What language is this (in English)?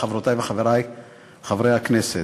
Hebrew